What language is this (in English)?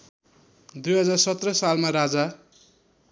Nepali